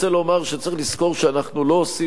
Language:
Hebrew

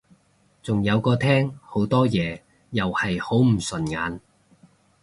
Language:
Cantonese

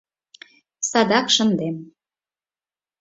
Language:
Mari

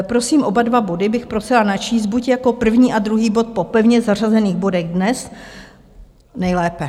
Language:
Czech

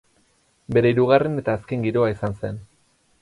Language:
Basque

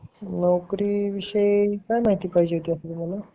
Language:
Marathi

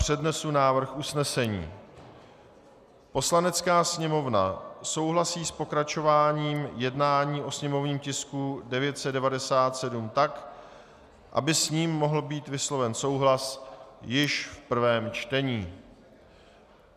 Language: Czech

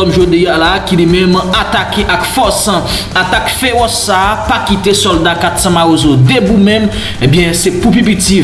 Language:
French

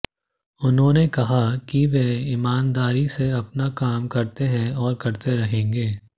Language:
Hindi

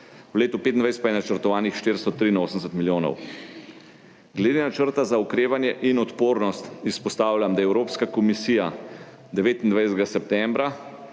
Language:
Slovenian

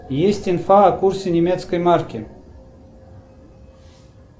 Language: Russian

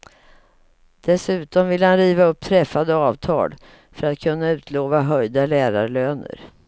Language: Swedish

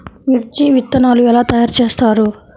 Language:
Telugu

